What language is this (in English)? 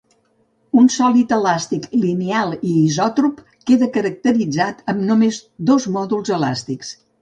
Catalan